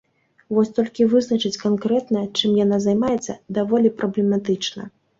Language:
Belarusian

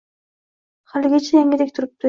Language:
Uzbek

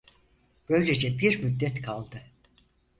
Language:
Turkish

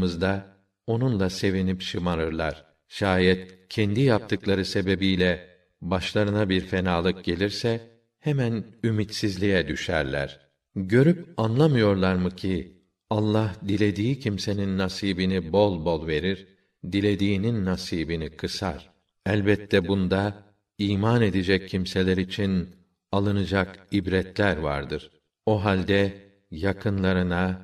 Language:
Turkish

